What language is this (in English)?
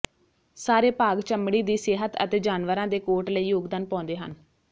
Punjabi